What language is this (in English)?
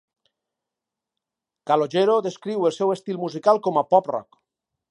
Catalan